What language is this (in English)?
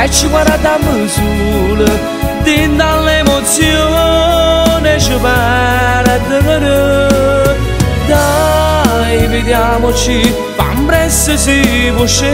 Romanian